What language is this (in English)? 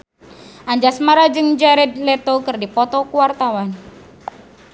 Sundanese